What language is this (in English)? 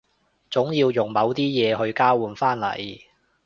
Cantonese